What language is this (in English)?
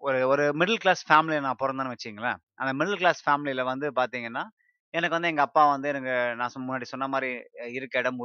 Tamil